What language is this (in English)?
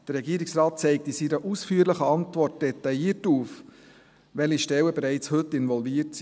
Swiss German